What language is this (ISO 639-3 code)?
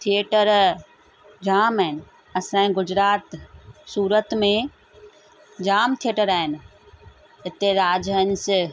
snd